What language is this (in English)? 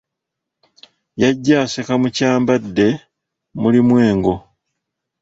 Ganda